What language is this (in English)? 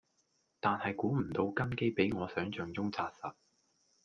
Cantonese